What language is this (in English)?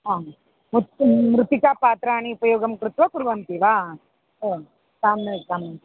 Sanskrit